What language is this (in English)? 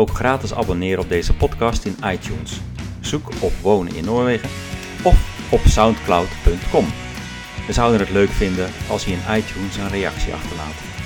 Dutch